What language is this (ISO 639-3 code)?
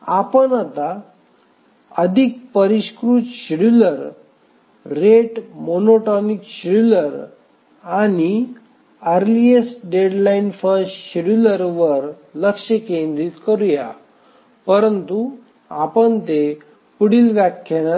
mar